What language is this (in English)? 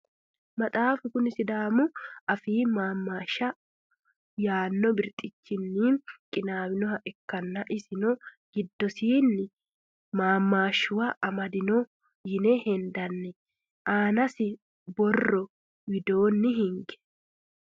Sidamo